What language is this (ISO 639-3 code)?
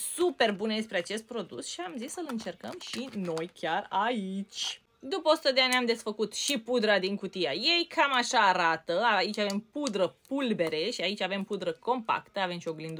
ron